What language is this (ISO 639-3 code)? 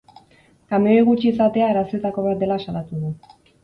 eus